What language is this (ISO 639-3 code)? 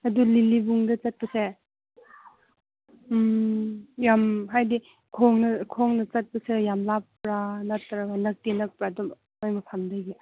mni